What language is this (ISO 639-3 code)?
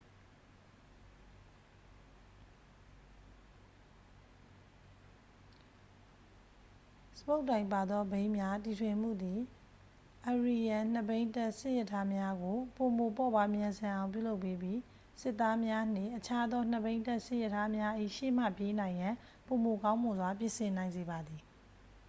mya